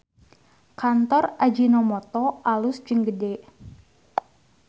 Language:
Sundanese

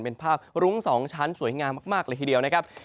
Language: Thai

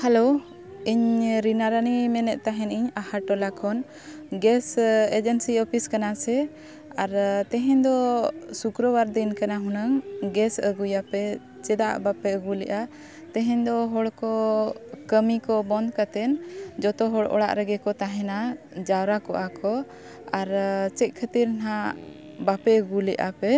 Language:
Santali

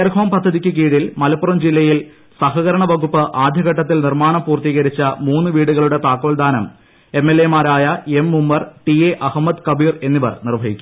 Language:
Malayalam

